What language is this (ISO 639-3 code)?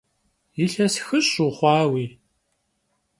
kbd